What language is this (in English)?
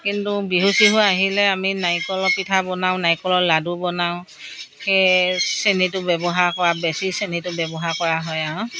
Assamese